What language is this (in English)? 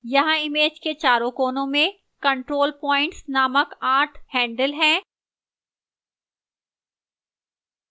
Hindi